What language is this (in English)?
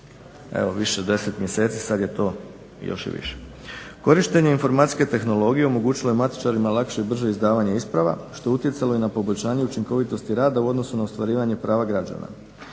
Croatian